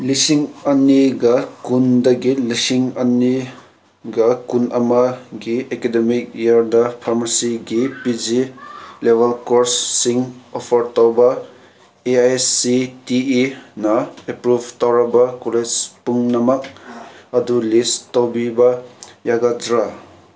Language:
Manipuri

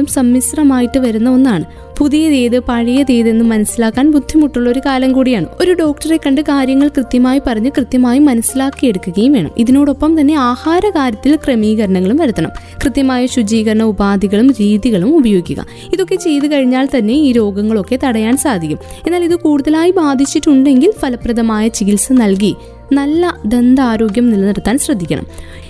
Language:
Malayalam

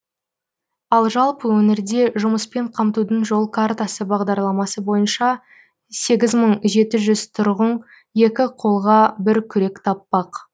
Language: Kazakh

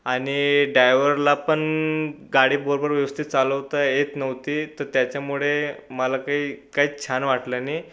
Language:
Marathi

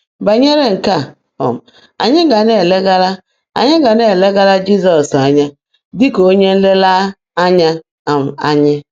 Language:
Igbo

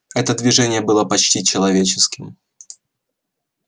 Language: Russian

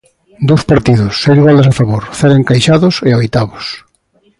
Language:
Galician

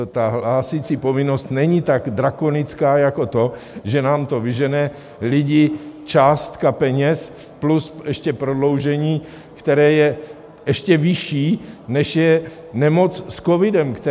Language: Czech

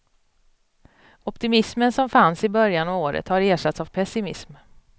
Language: Swedish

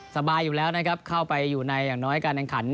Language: Thai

